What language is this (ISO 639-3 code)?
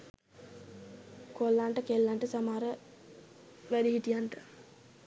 sin